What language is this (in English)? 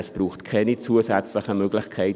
Swiss German